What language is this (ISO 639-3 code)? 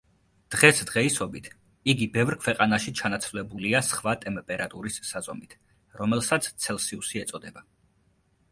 kat